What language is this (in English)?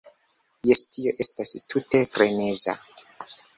Esperanto